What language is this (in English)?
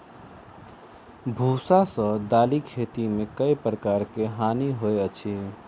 Maithili